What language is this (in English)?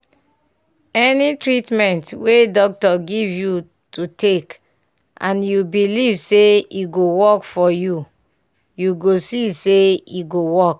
Nigerian Pidgin